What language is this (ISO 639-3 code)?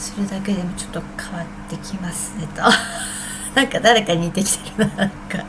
jpn